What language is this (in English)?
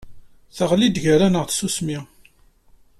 Kabyle